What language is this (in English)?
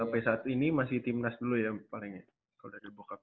Indonesian